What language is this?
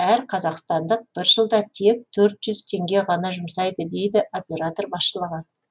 Kazakh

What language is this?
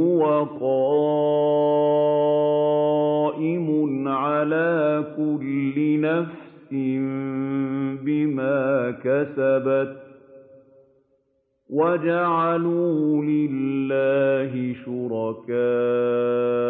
Arabic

